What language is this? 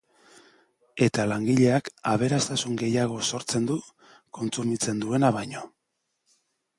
Basque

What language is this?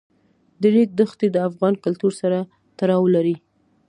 Pashto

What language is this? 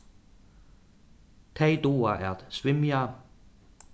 Faroese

